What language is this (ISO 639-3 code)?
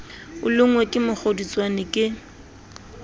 sot